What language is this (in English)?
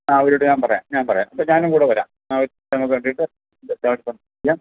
Malayalam